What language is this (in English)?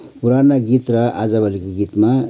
Nepali